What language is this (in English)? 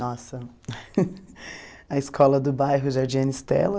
Portuguese